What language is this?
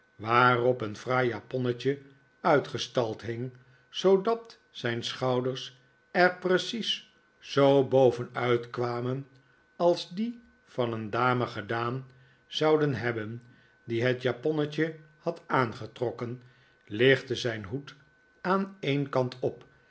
Dutch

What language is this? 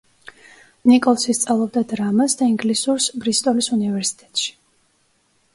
Georgian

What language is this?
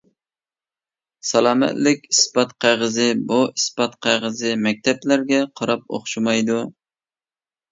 Uyghur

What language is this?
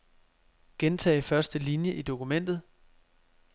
Danish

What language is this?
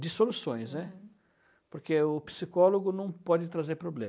Portuguese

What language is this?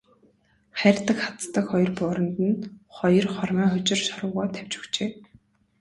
Mongolian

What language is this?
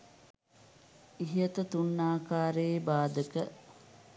Sinhala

